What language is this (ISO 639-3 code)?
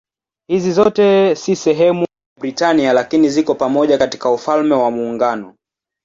swa